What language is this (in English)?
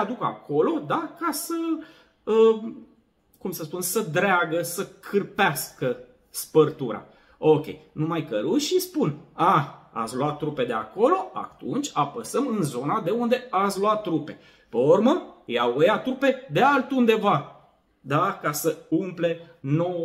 Romanian